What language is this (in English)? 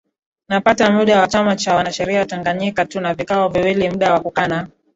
Swahili